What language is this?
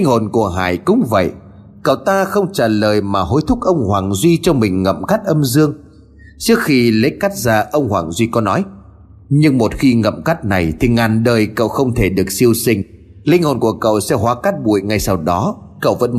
Vietnamese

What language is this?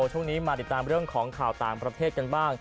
Thai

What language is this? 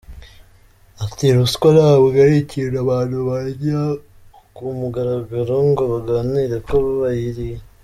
Kinyarwanda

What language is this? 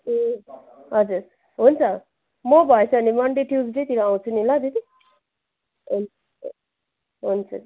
Nepali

